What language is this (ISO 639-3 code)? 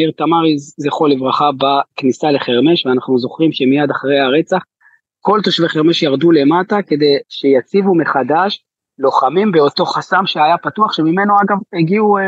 heb